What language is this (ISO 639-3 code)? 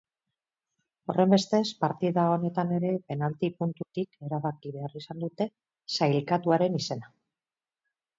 eus